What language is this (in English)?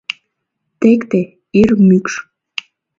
Mari